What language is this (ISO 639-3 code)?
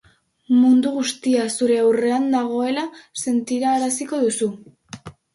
eus